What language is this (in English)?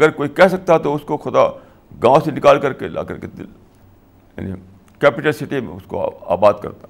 Urdu